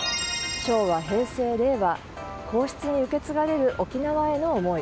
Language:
Japanese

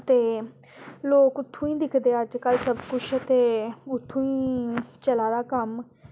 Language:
Dogri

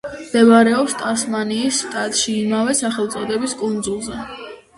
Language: Georgian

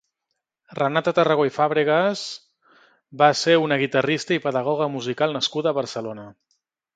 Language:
Catalan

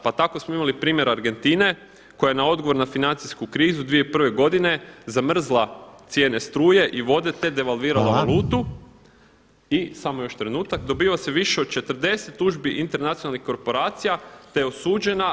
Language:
Croatian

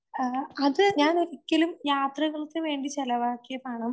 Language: Malayalam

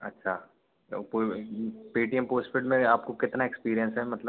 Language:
Hindi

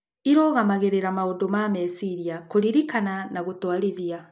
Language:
Kikuyu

